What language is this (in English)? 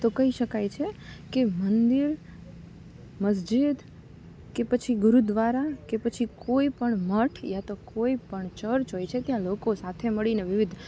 Gujarati